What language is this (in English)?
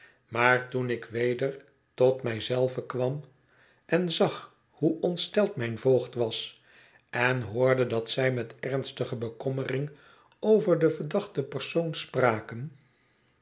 Dutch